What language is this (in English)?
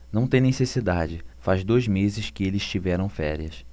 Portuguese